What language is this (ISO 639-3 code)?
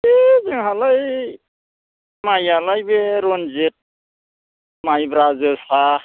brx